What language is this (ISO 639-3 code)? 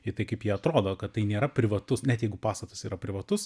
lit